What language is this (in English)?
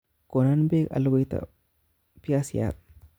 Kalenjin